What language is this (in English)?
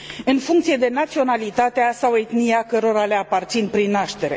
Romanian